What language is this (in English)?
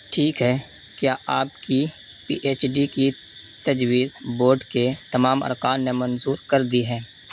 Urdu